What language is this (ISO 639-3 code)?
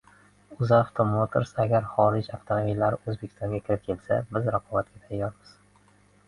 uzb